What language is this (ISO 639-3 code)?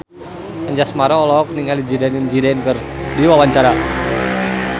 sun